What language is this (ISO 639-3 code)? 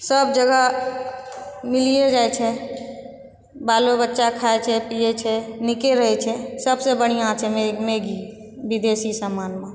mai